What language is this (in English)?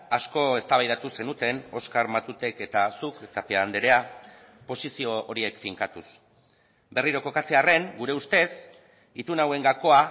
Basque